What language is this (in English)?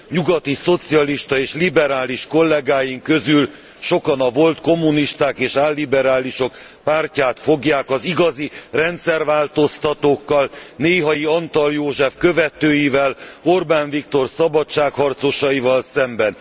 Hungarian